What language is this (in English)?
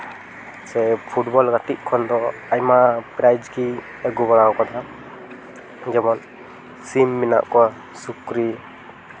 Santali